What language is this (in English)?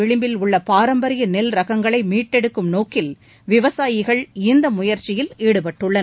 Tamil